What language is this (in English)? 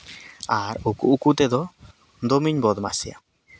Santali